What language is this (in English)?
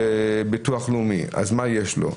Hebrew